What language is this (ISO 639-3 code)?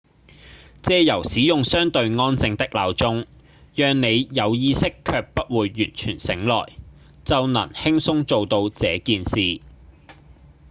yue